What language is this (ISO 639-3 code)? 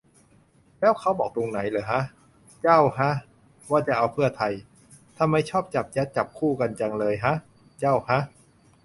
tha